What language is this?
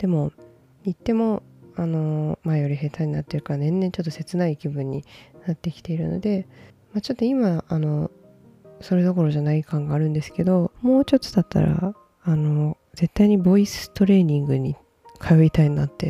Japanese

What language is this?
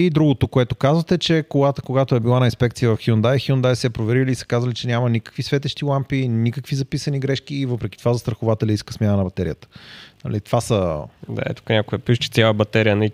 Bulgarian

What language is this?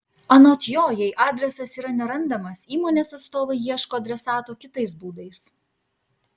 Lithuanian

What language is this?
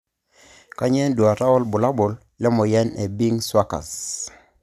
Masai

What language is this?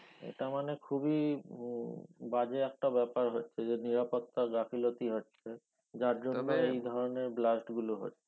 Bangla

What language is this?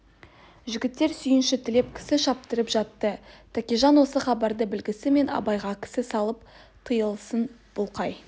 Kazakh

